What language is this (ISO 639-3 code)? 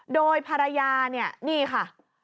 tha